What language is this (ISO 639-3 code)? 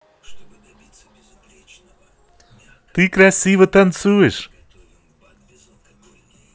rus